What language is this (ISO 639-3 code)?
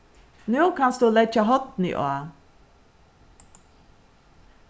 fao